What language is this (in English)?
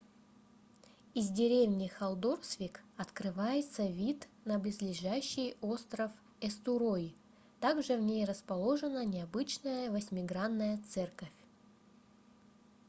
Russian